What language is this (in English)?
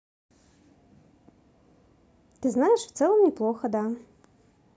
Russian